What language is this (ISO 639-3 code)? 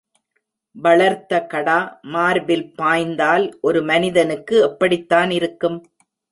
tam